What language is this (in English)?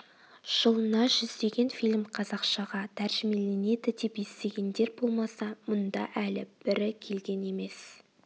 Kazakh